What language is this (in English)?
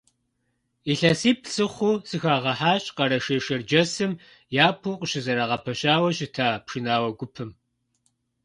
Kabardian